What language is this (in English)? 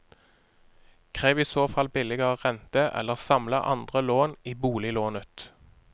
Norwegian